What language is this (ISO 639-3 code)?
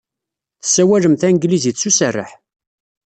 kab